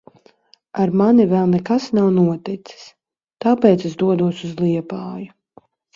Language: Latvian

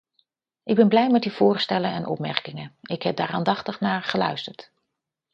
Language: Dutch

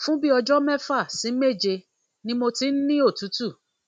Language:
Yoruba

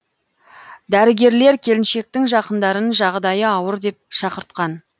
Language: Kazakh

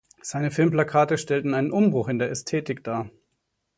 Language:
German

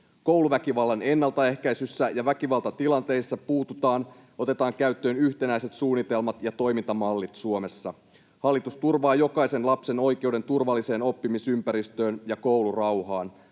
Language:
Finnish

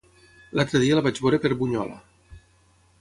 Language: Catalan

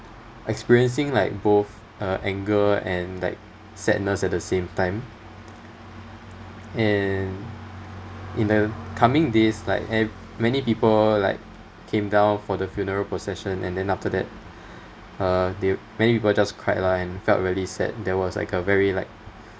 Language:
English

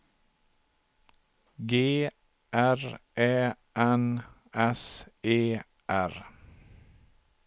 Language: Swedish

